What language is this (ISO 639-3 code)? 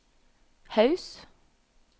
nor